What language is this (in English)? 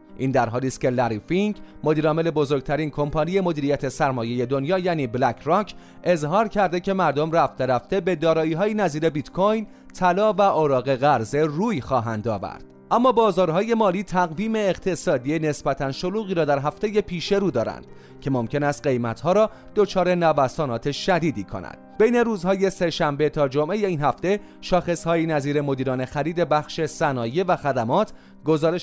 Persian